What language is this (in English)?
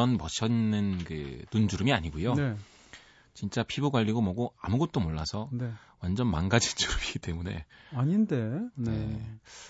Korean